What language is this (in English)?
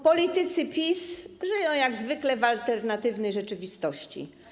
Polish